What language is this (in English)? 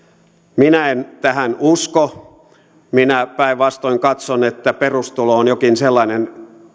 Finnish